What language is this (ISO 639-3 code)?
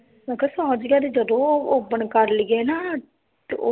pan